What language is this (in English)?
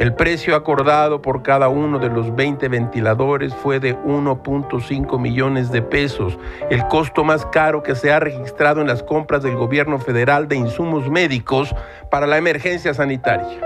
Spanish